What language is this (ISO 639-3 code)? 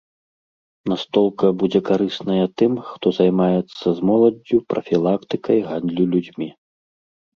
bel